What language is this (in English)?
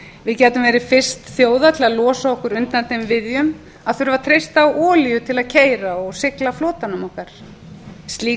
Icelandic